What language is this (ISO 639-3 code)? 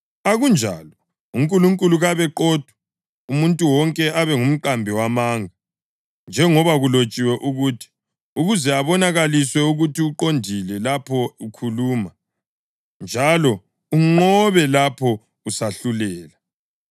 nde